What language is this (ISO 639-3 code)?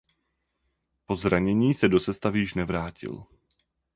ces